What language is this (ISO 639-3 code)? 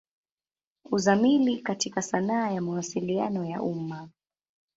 swa